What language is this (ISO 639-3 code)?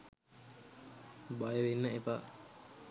sin